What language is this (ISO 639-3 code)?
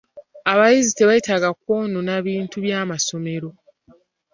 lug